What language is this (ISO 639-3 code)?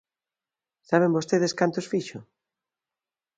glg